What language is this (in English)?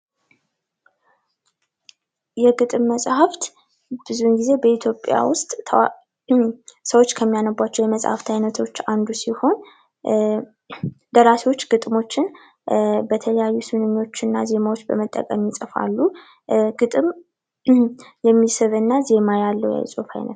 Amharic